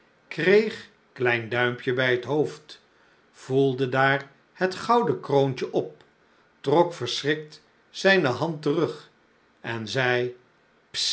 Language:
Dutch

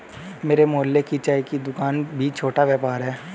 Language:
Hindi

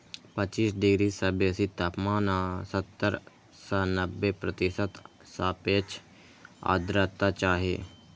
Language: Maithili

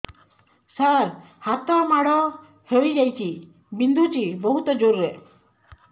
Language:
Odia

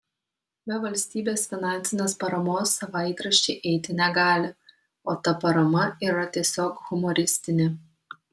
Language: Lithuanian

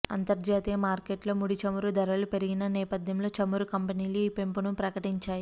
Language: Telugu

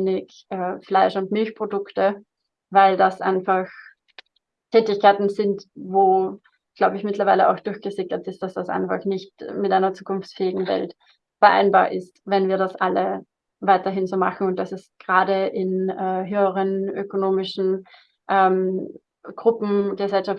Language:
German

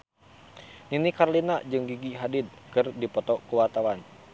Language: Sundanese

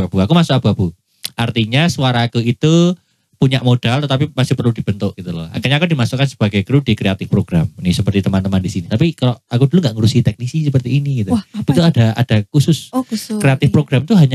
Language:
Indonesian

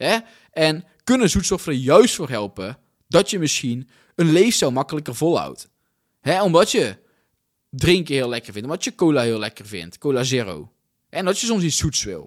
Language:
Dutch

